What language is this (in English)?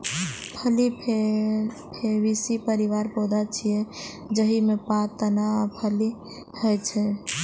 Maithili